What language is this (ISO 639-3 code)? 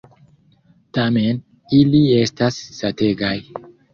epo